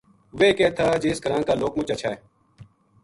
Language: Gujari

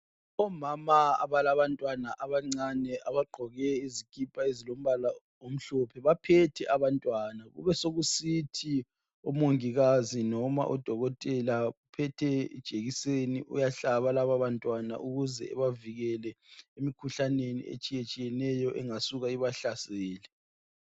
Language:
North Ndebele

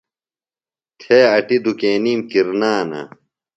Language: Phalura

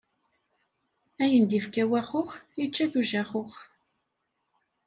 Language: Kabyle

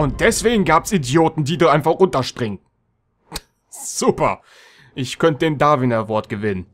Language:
German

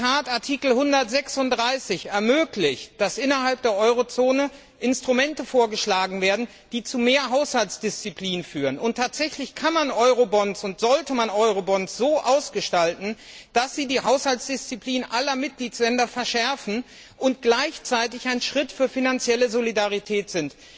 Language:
German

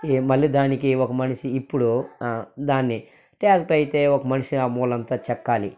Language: Telugu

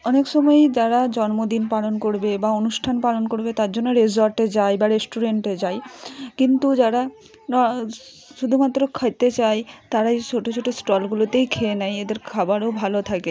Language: Bangla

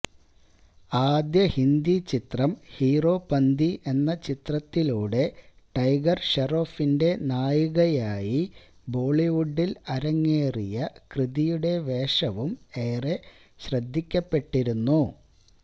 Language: Malayalam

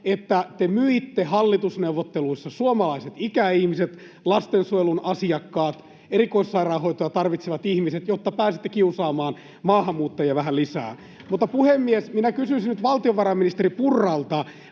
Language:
Finnish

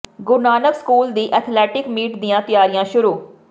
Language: Punjabi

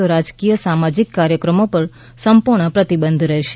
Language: Gujarati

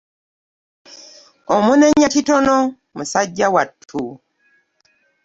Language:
Ganda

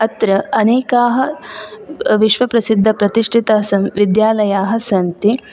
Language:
Sanskrit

